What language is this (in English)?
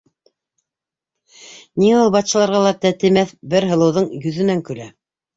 Bashkir